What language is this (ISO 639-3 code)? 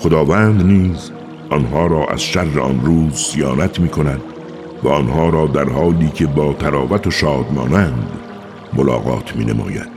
fas